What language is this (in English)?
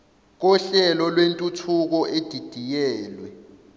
Zulu